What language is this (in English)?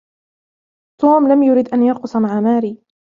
Arabic